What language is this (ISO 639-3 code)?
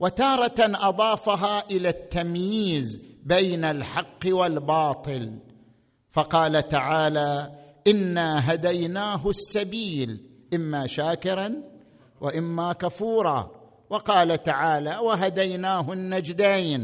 ara